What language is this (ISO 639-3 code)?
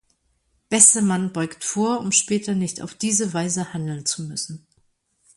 deu